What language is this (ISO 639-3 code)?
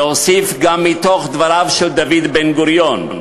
heb